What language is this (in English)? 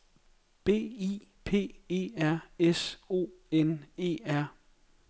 Danish